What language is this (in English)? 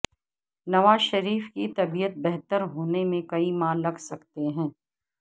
Urdu